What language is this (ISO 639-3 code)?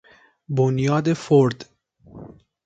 fas